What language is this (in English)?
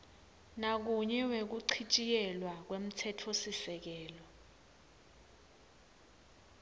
Swati